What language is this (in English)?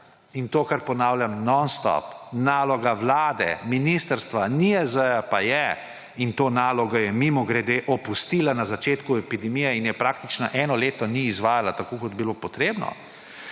Slovenian